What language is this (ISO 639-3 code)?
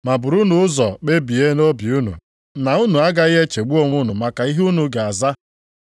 ibo